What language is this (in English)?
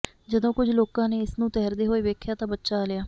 Punjabi